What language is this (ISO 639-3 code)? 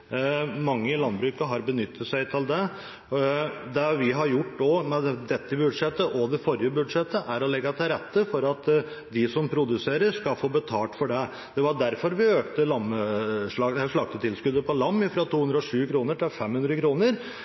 nob